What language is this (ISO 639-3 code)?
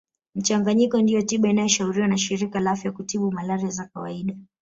swa